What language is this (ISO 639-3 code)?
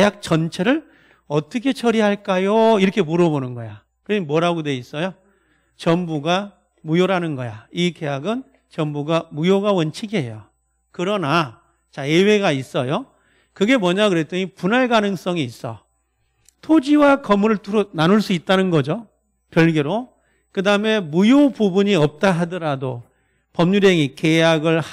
kor